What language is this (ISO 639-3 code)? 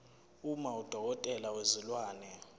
zul